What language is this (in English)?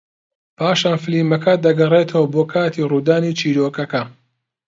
Central Kurdish